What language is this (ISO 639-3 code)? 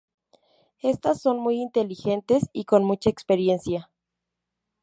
spa